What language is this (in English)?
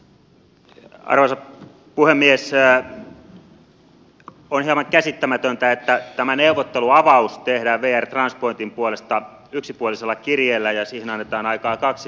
Finnish